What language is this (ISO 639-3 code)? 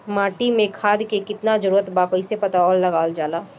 bho